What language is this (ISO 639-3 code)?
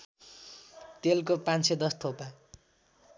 nep